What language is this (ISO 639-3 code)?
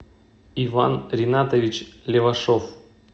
rus